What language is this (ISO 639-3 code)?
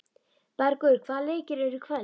isl